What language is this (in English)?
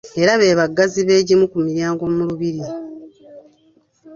Ganda